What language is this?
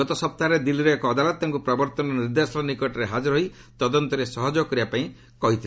Odia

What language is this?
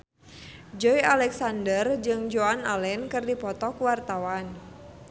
Sundanese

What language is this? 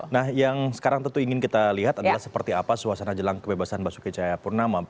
Indonesian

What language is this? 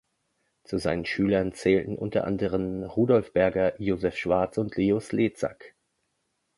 German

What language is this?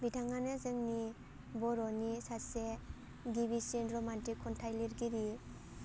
Bodo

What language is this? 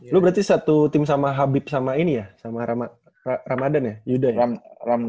Indonesian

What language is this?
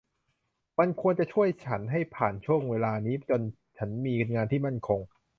Thai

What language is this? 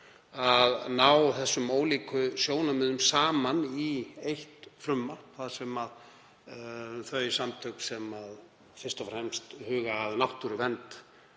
Icelandic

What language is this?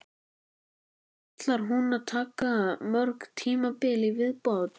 Icelandic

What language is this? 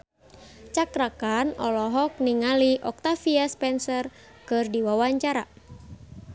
Sundanese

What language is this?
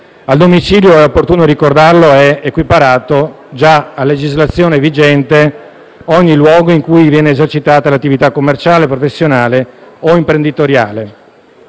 Italian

